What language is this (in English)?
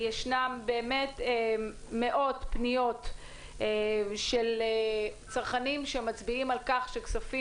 Hebrew